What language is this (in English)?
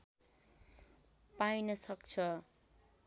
Nepali